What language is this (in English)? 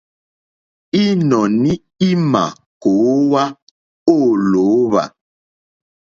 Mokpwe